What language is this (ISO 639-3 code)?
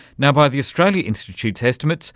eng